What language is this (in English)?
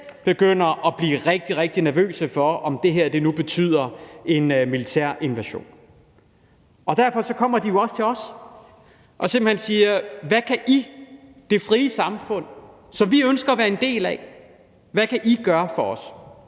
Danish